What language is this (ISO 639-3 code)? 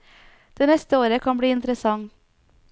nor